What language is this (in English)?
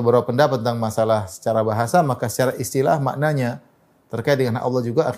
Indonesian